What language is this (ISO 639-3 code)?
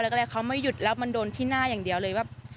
tha